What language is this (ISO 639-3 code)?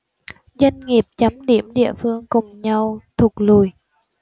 vie